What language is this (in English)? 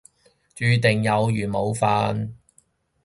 Cantonese